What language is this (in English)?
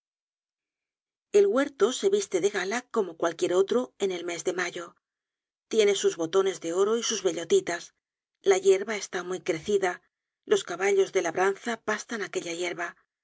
Spanish